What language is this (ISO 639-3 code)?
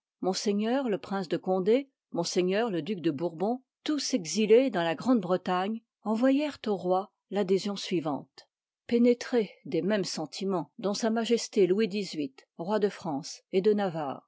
fra